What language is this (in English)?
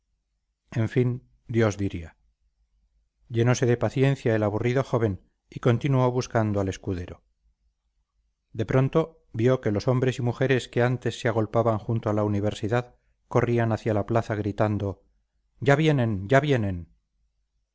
Spanish